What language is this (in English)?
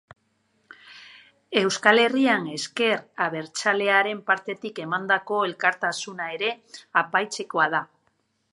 Basque